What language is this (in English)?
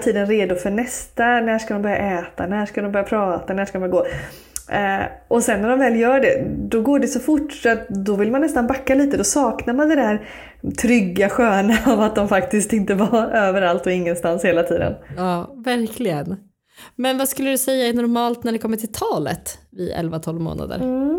Swedish